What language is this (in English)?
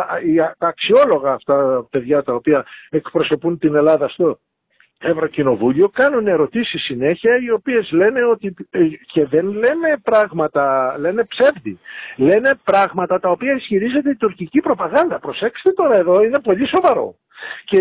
Greek